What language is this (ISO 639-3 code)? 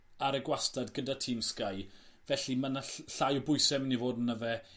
cym